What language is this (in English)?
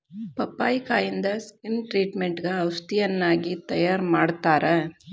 Kannada